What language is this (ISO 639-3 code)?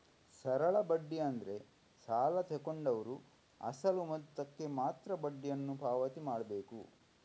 kan